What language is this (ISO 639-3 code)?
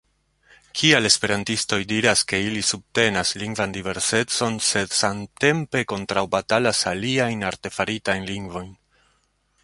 epo